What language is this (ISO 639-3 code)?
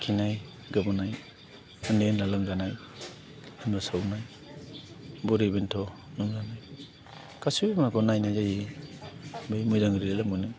brx